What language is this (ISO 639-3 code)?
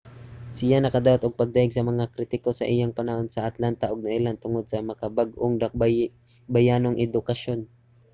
ceb